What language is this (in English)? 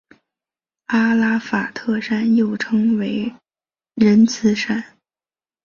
Chinese